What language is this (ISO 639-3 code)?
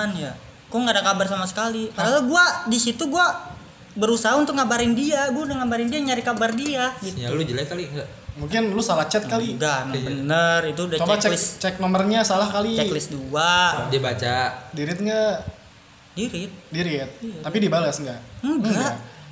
ind